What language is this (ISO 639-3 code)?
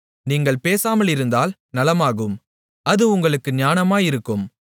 tam